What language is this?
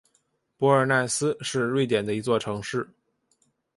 Chinese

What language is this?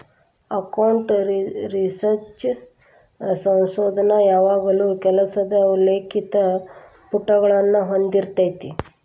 Kannada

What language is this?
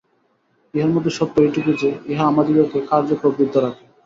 Bangla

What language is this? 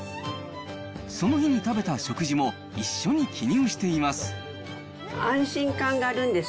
Japanese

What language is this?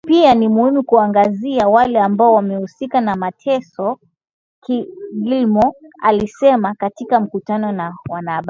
Swahili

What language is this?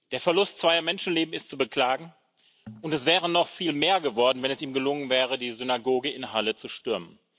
German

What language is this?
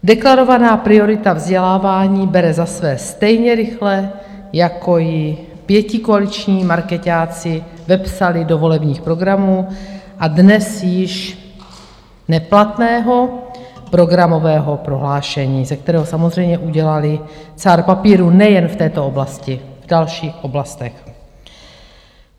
Czech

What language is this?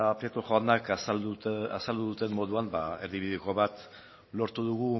Basque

